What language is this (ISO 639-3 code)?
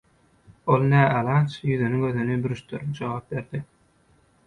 tuk